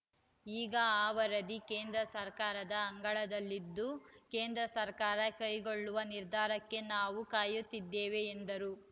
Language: Kannada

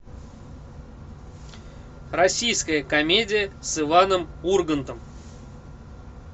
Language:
Russian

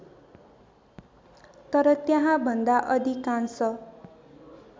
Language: Nepali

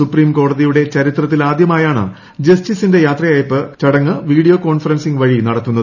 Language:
Malayalam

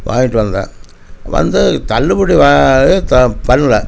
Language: Tamil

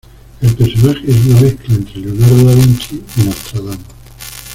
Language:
Spanish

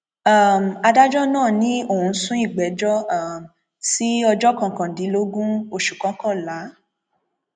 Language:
Yoruba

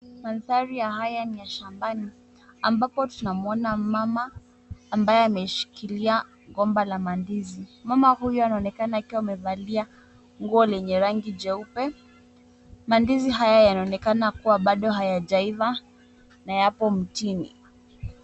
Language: Swahili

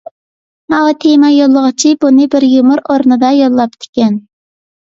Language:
Uyghur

